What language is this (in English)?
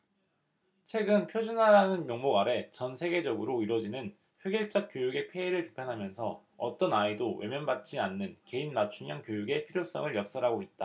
Korean